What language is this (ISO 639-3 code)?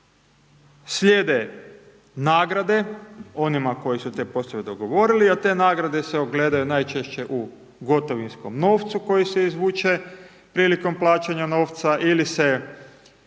hrv